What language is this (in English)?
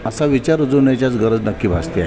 Marathi